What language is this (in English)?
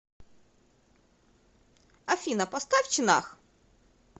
Russian